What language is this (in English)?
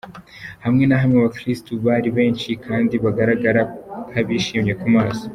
Kinyarwanda